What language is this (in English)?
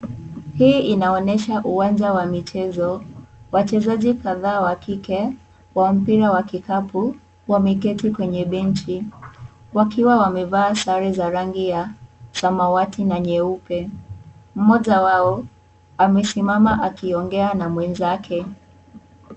Swahili